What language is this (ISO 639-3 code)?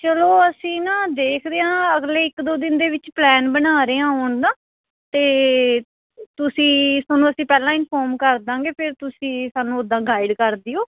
pan